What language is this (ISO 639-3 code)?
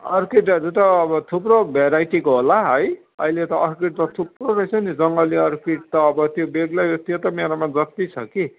nep